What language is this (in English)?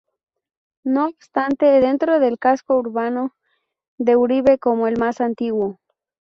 Spanish